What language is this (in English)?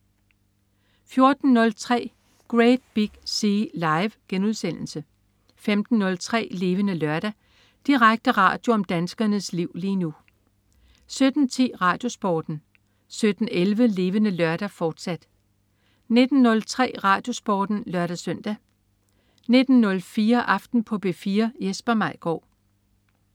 Danish